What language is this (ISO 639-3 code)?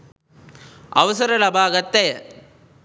sin